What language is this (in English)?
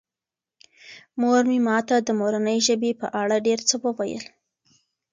Pashto